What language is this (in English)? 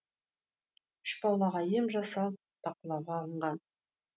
Kazakh